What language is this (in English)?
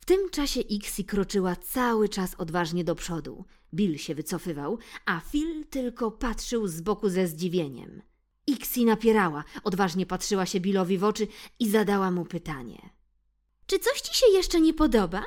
Polish